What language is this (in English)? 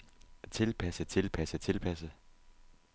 Danish